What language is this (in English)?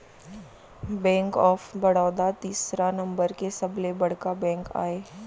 Chhattisgarhi